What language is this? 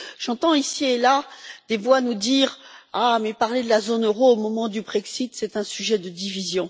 French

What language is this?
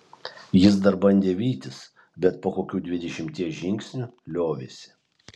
Lithuanian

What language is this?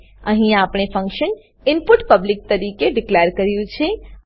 Gujarati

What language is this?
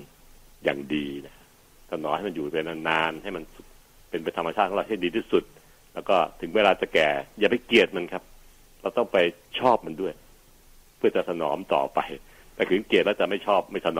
Thai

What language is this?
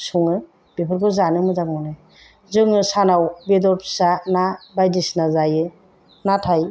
Bodo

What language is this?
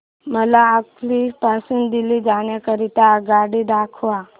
Marathi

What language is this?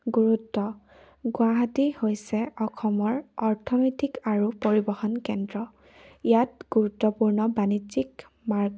Assamese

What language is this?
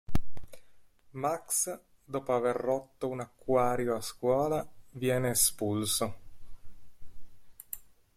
Italian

